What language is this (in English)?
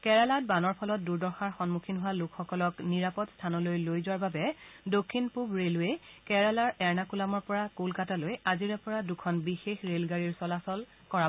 Assamese